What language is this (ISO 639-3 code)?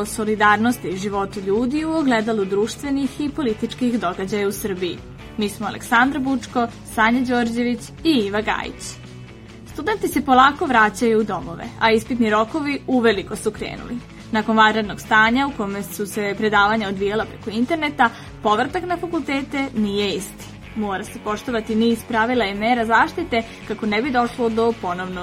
hrv